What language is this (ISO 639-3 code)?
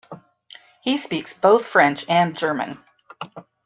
eng